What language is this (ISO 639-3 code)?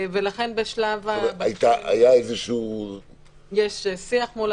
heb